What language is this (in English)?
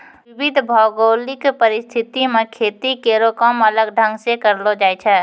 Maithili